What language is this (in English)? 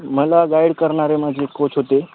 Marathi